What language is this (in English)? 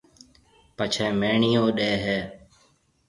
Marwari (Pakistan)